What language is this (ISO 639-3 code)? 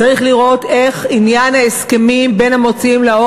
heb